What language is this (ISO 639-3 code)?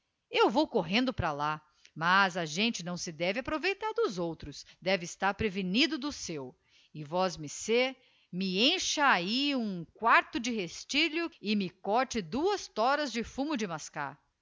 por